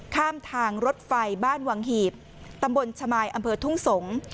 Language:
Thai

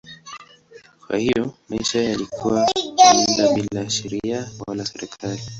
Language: Swahili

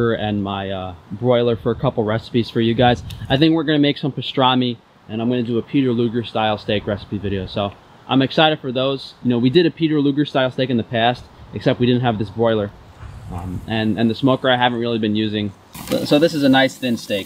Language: English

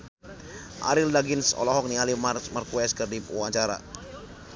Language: Sundanese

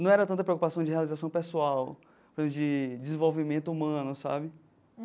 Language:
Portuguese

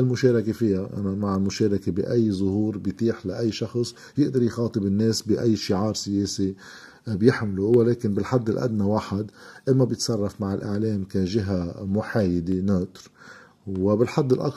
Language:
Arabic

